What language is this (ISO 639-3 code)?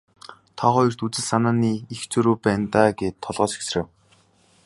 mon